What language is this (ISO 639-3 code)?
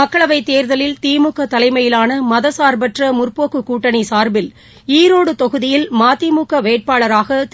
tam